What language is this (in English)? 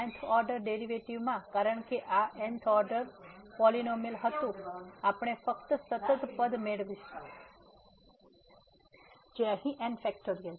Gujarati